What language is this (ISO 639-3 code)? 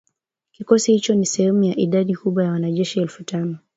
swa